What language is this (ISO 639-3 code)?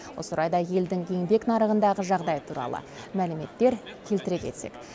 kaz